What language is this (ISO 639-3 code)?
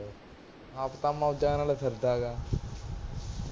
pan